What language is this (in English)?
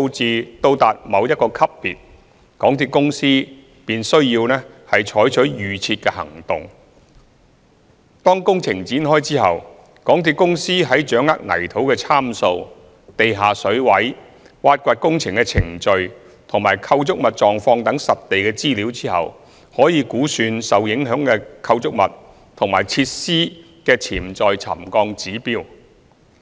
Cantonese